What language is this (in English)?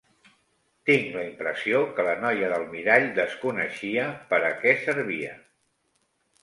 Catalan